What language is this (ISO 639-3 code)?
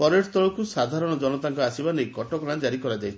ori